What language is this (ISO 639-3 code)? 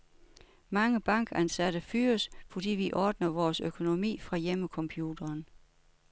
dan